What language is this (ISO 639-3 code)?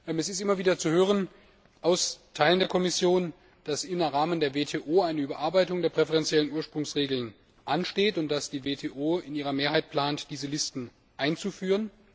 deu